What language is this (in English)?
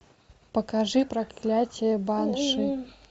Russian